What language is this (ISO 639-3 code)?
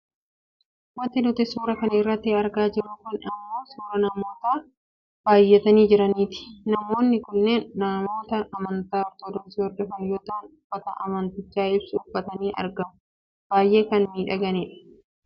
orm